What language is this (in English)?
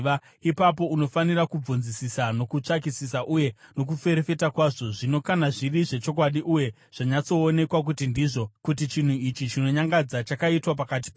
Shona